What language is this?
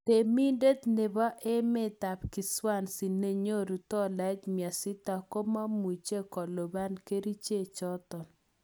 Kalenjin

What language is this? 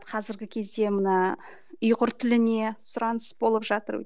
Kazakh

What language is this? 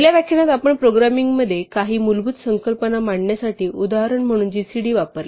Marathi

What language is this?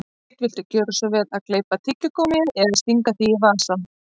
Icelandic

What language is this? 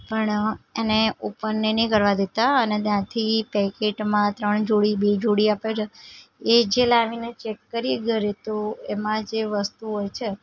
Gujarati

